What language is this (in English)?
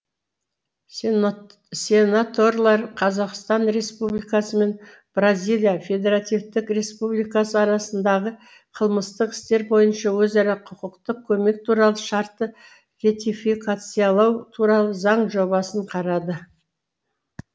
Kazakh